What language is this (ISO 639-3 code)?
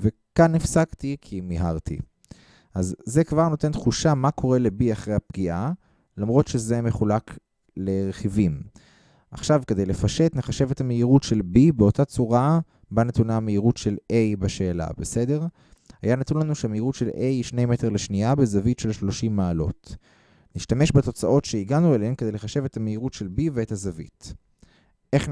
heb